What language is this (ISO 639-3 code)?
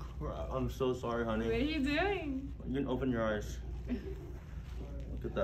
eng